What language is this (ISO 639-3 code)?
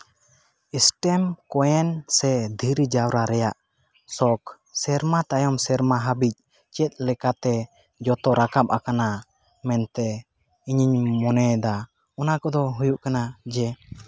sat